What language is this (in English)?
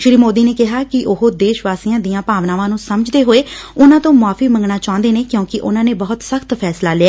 Punjabi